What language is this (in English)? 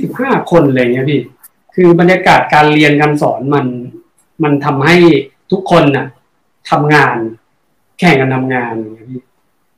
Thai